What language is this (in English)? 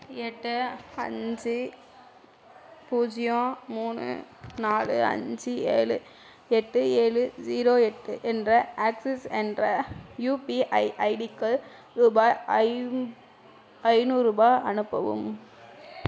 Tamil